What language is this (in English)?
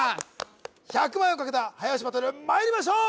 Japanese